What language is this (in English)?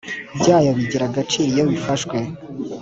Kinyarwanda